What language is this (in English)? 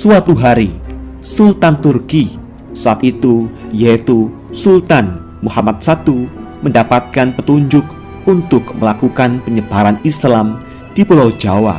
Indonesian